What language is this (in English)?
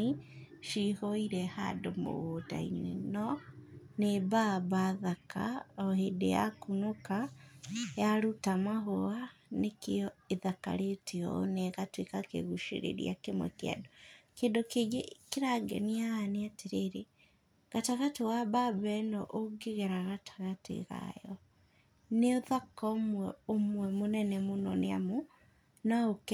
Kikuyu